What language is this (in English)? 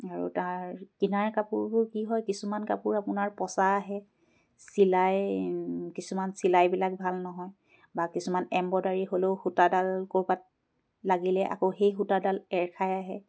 Assamese